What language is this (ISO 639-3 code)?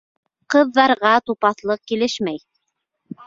bak